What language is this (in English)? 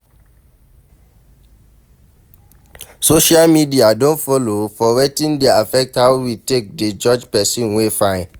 Nigerian Pidgin